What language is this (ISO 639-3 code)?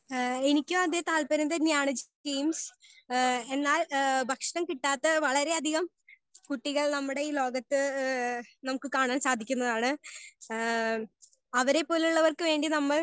mal